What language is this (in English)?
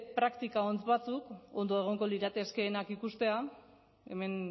Basque